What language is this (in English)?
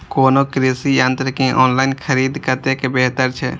Maithili